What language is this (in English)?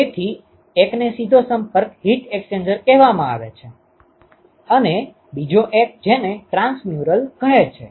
Gujarati